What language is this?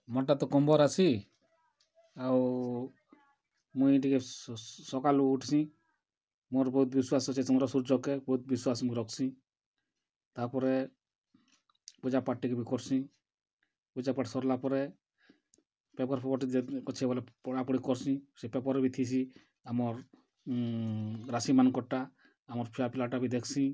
Odia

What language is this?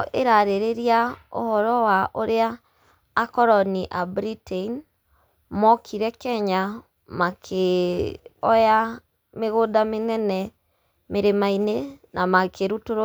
Kikuyu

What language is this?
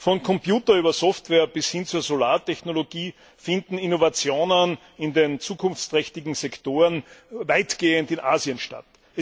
German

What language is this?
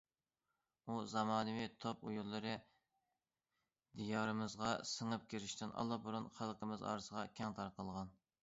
Uyghur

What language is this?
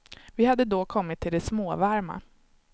Swedish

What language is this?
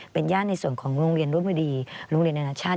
Thai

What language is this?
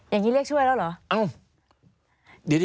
Thai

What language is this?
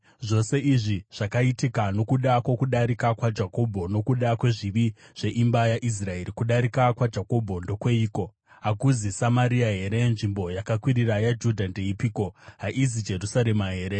Shona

